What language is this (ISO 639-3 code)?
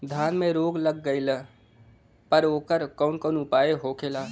bho